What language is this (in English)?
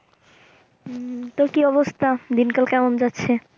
Bangla